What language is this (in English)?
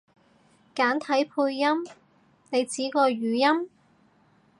Cantonese